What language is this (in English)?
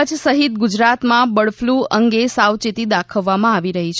Gujarati